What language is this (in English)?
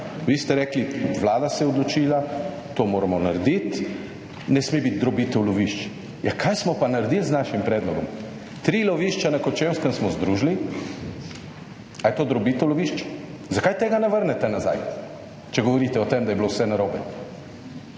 Slovenian